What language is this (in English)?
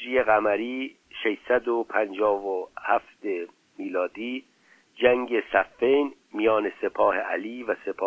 Persian